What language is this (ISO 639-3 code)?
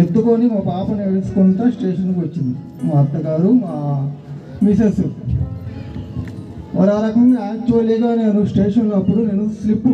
tel